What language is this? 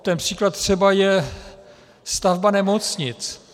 Czech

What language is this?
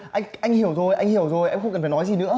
Vietnamese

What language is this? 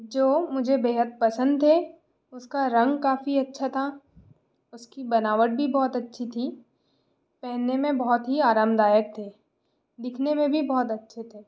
Hindi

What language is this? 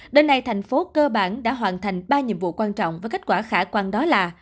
Vietnamese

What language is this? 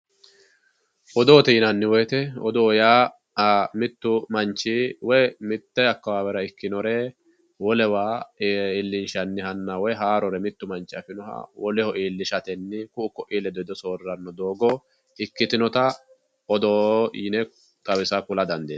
Sidamo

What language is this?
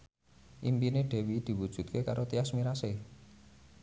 Javanese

